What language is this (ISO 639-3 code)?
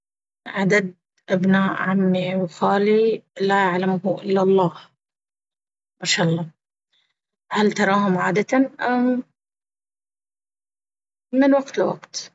abv